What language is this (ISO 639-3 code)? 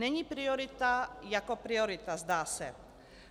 ces